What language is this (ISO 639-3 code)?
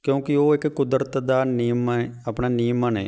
pan